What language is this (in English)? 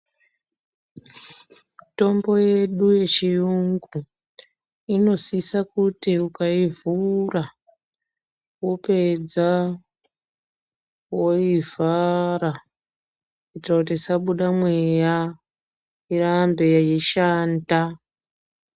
Ndau